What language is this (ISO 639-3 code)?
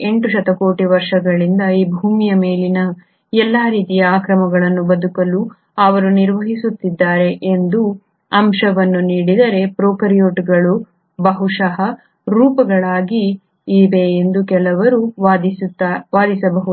kan